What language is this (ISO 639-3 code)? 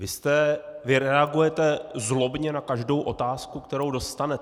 ces